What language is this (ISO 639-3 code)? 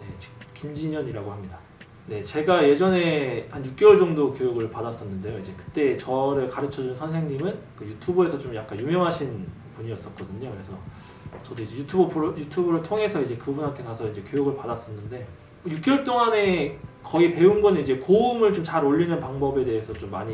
kor